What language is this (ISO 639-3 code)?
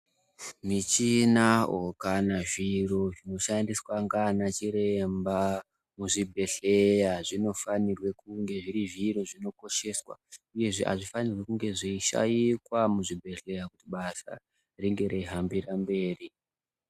ndc